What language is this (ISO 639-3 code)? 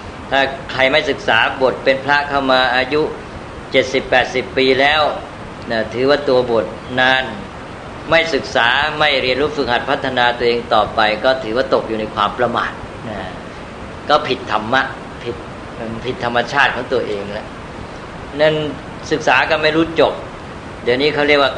tha